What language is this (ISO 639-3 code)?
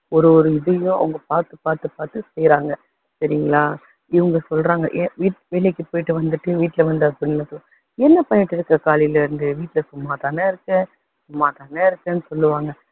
tam